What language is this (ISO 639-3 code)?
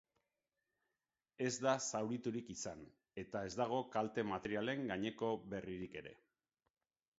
eus